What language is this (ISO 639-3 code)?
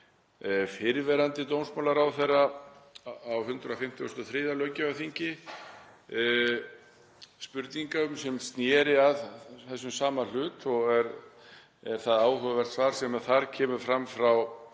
isl